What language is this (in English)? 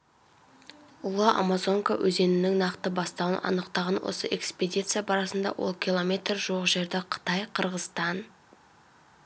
Kazakh